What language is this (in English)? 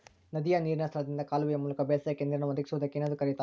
Kannada